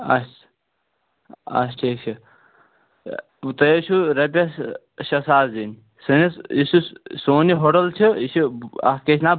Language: Kashmiri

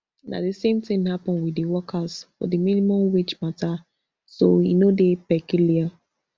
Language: Nigerian Pidgin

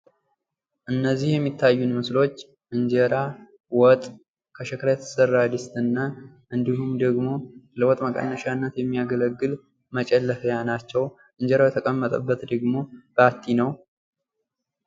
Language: Amharic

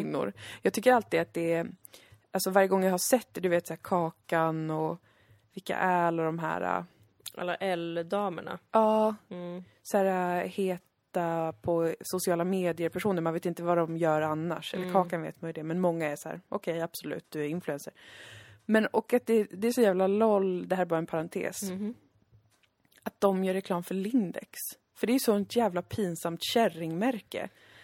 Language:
Swedish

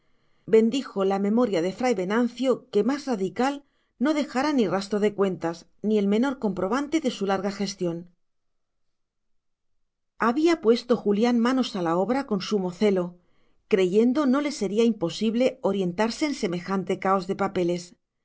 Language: Spanish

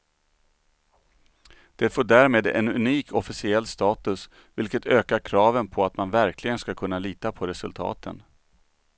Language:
Swedish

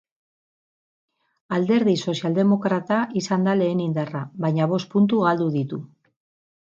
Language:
Basque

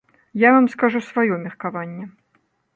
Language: Belarusian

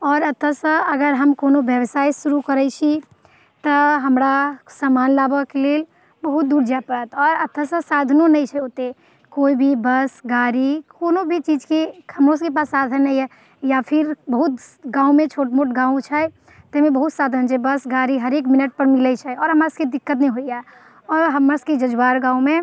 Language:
Maithili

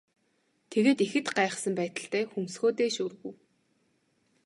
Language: Mongolian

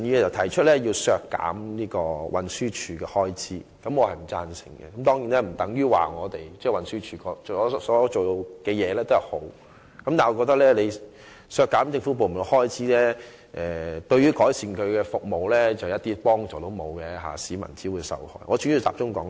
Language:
Cantonese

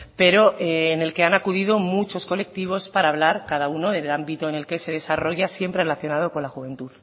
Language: Spanish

